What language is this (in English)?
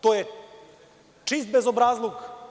Serbian